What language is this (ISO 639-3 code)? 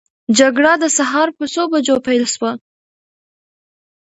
pus